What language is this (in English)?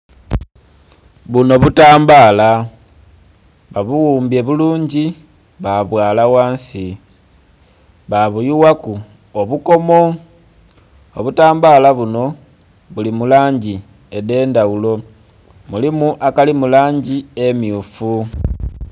Soga